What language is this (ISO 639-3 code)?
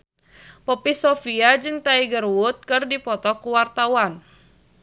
sun